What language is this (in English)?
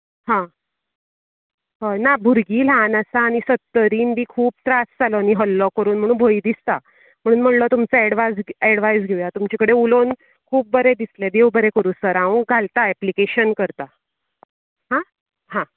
Konkani